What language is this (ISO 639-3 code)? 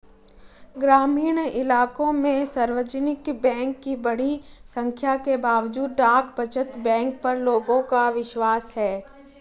hin